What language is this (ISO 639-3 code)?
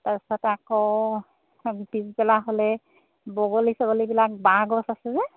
asm